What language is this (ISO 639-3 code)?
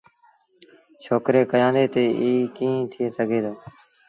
sbn